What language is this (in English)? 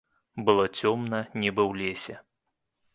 Belarusian